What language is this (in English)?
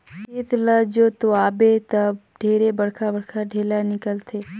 Chhattisgarhi